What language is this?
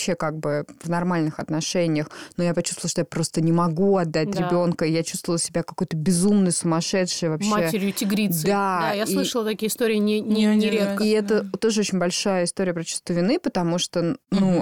Russian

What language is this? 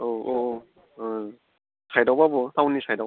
Bodo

